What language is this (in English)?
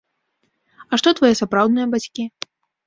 Belarusian